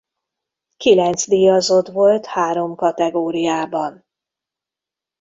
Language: Hungarian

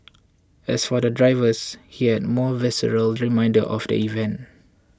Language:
English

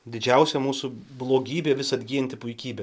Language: Lithuanian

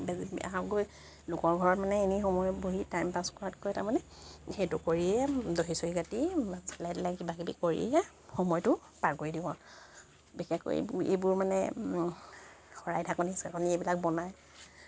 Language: Assamese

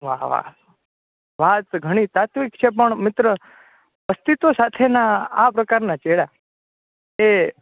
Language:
Gujarati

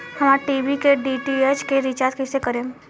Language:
Bhojpuri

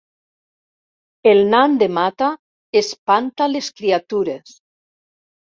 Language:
Catalan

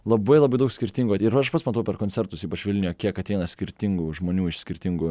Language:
Lithuanian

